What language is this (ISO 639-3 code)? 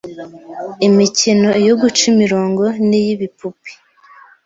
kin